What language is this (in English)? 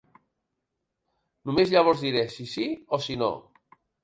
Catalan